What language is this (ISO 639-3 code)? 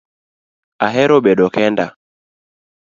luo